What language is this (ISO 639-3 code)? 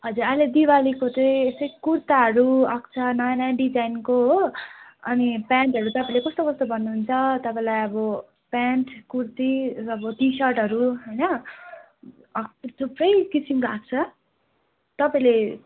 nep